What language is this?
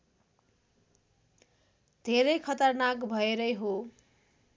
Nepali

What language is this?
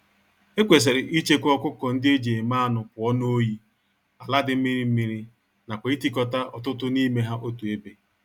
Igbo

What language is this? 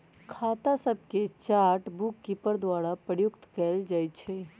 Magahi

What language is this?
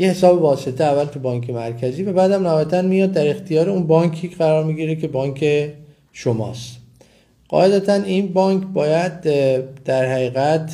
Persian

